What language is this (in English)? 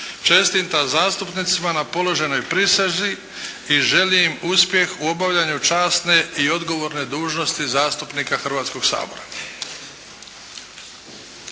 Croatian